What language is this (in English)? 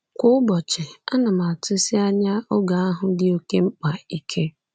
Igbo